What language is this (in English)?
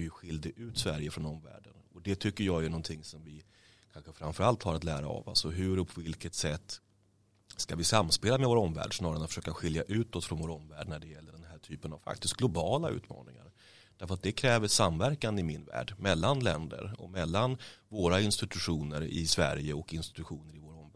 Swedish